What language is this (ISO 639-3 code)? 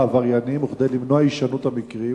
heb